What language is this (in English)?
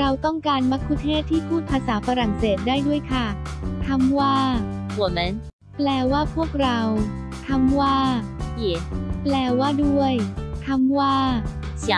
Thai